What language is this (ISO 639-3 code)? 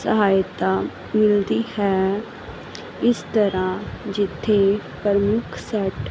pan